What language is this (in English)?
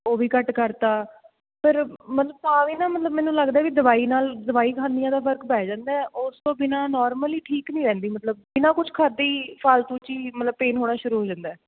Punjabi